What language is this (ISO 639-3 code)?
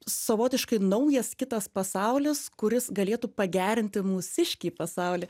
lit